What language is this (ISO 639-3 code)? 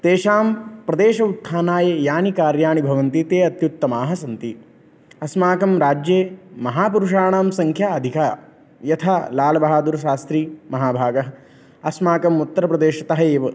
san